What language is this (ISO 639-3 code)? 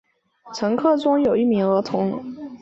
zho